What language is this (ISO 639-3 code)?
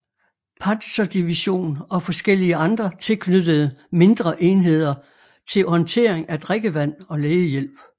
dan